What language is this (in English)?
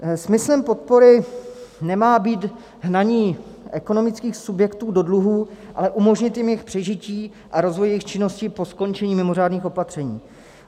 Czech